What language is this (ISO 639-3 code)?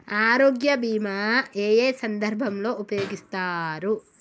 tel